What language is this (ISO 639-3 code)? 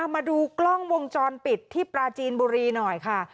tha